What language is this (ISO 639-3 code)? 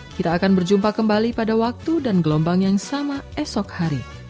ind